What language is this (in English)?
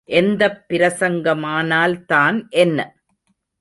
Tamil